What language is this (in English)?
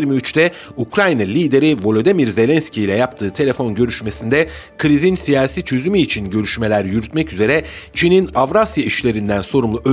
Turkish